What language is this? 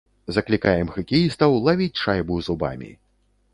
Belarusian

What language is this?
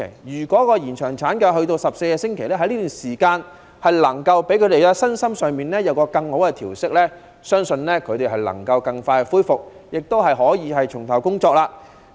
Cantonese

